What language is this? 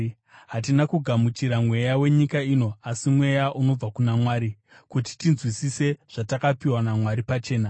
Shona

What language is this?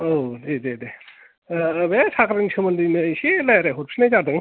Bodo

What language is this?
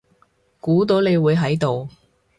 Cantonese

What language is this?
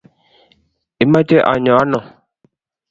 Kalenjin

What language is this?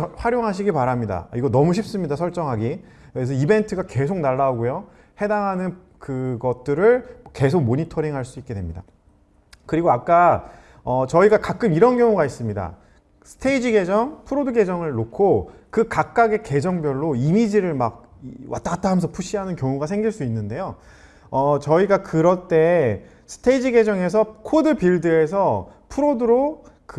Korean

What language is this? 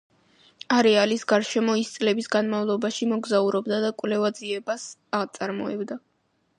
Georgian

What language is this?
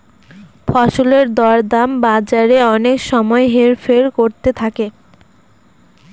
Bangla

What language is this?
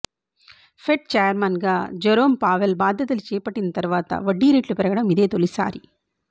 Telugu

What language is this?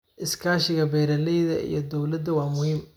Somali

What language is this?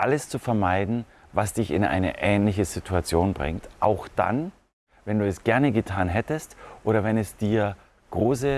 German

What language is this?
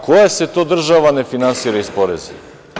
Serbian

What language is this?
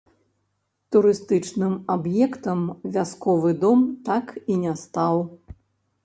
Belarusian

